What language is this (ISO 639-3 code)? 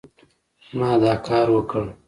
pus